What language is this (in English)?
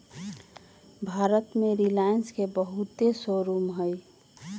Magahi